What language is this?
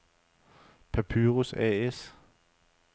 Danish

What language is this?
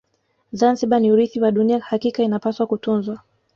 Swahili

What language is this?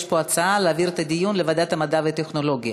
Hebrew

